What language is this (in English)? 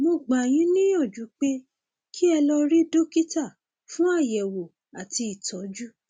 Yoruba